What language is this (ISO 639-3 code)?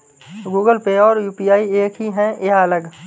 hin